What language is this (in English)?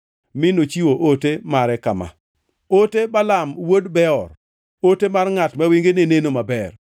Luo (Kenya and Tanzania)